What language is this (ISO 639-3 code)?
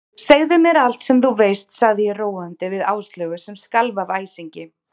isl